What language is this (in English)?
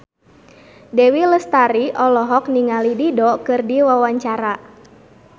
Sundanese